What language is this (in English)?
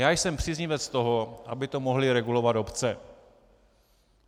Czech